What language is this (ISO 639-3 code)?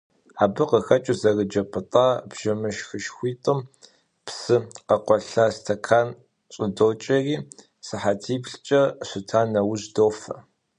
kbd